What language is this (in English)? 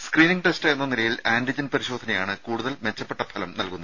Malayalam